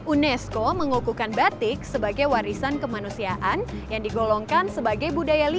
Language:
Indonesian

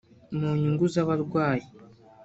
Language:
Kinyarwanda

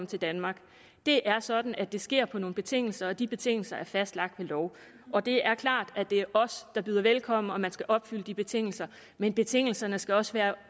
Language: Danish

